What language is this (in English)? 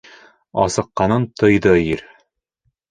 Bashkir